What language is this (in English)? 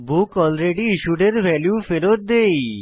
Bangla